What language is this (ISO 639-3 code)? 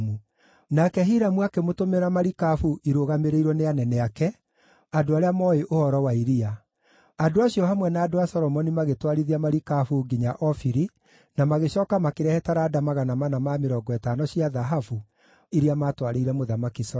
kik